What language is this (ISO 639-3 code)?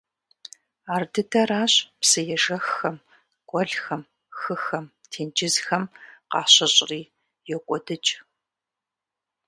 kbd